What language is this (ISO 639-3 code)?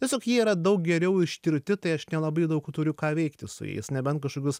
lit